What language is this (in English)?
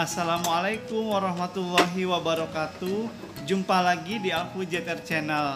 Indonesian